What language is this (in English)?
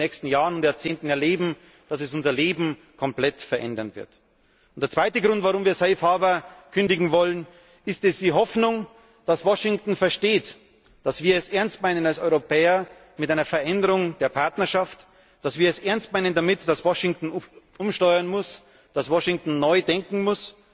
German